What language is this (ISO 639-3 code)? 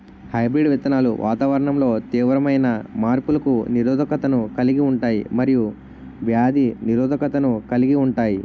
tel